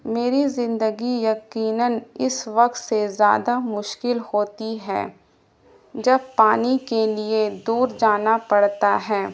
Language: Urdu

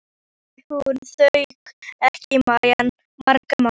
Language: Icelandic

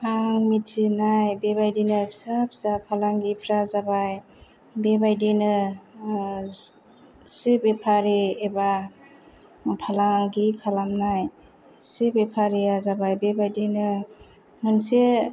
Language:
Bodo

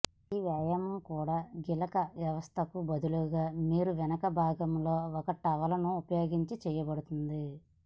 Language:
Telugu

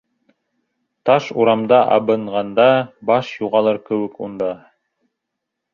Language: Bashkir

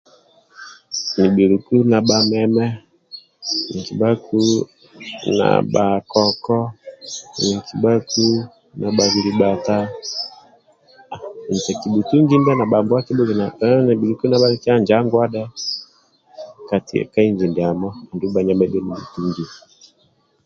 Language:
Amba (Uganda)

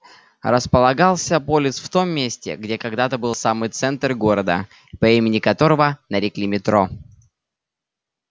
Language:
Russian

